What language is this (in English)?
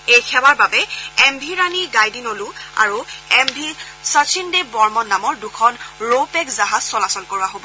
Assamese